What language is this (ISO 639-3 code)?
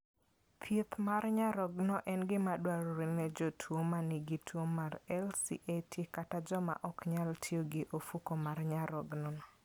luo